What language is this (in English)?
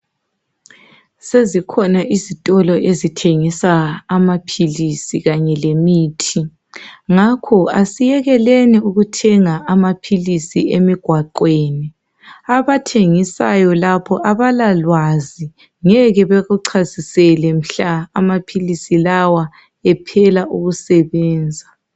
North Ndebele